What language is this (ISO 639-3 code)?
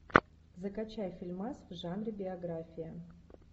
rus